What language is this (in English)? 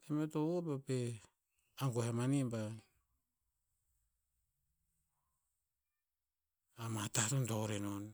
Tinputz